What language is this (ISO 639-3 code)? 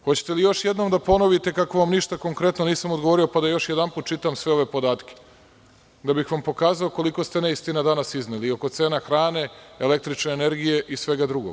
srp